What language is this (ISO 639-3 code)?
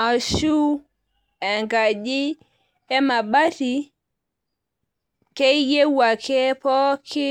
mas